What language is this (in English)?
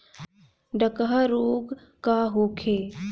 Bhojpuri